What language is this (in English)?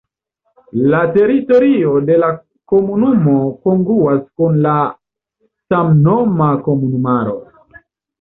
Esperanto